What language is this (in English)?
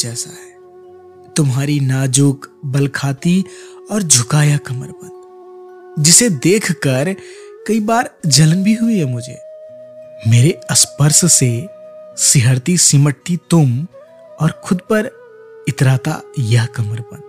Hindi